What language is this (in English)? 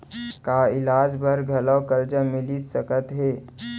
Chhattisgarhi